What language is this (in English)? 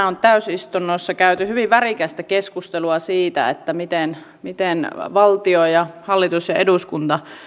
Finnish